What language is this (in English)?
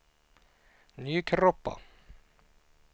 Swedish